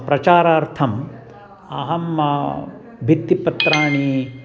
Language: Sanskrit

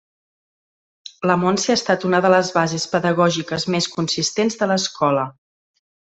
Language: Catalan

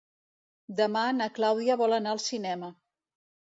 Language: Catalan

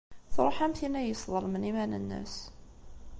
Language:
Kabyle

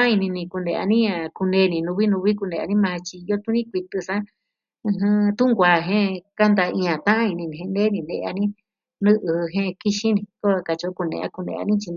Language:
Southwestern Tlaxiaco Mixtec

